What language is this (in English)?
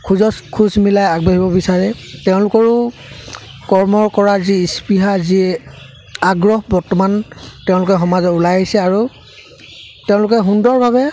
Assamese